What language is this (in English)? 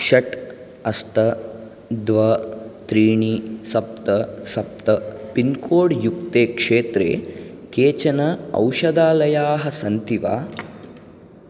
Sanskrit